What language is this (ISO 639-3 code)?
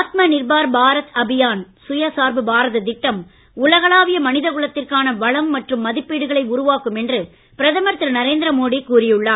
tam